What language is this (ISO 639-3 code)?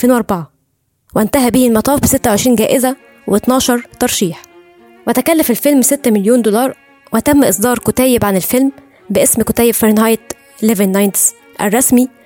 ara